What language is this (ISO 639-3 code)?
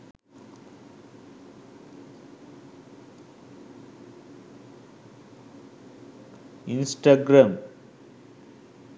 sin